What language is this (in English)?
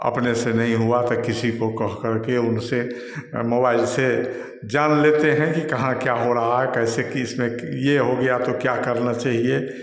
Hindi